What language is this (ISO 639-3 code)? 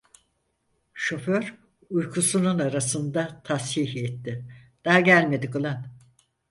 tur